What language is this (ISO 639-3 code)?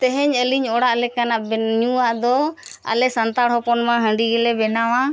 sat